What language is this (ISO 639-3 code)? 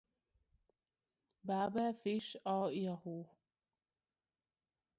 hun